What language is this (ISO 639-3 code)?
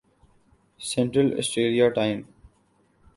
urd